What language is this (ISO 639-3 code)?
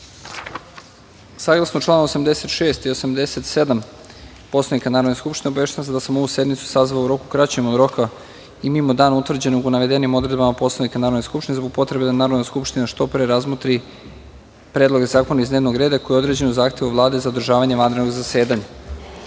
srp